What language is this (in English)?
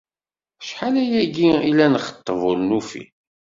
Kabyle